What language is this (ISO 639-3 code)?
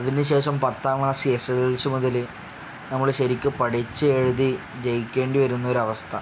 mal